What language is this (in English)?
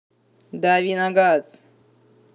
Russian